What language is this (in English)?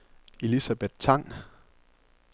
Danish